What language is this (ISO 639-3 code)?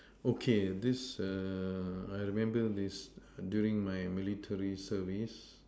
eng